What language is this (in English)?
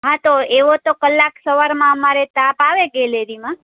Gujarati